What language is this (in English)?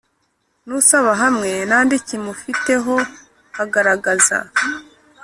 Kinyarwanda